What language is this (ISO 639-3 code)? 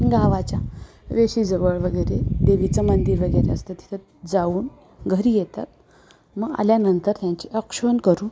mar